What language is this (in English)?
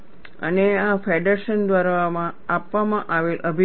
Gujarati